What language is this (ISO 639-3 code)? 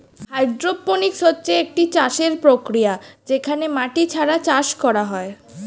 ben